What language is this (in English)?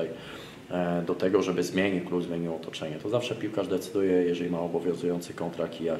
Polish